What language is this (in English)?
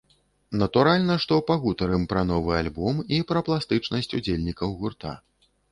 Belarusian